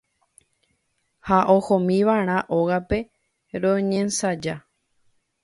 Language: Guarani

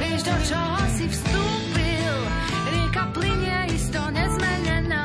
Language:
Slovak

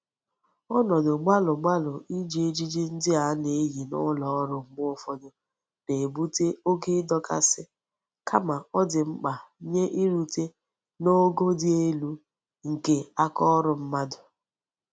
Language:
Igbo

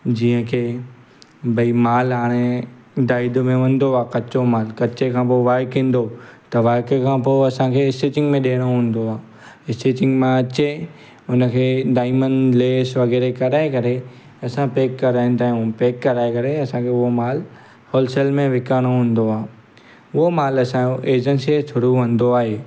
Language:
Sindhi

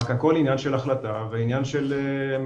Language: Hebrew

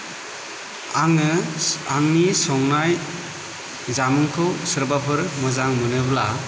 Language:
Bodo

